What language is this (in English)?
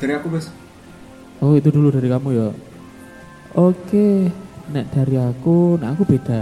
Indonesian